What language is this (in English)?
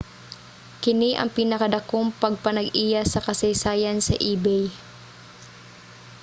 Cebuano